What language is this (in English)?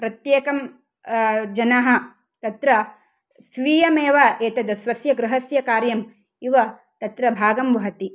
Sanskrit